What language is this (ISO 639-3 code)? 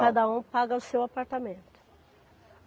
por